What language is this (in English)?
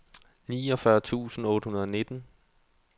Danish